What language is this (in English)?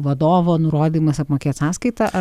Lithuanian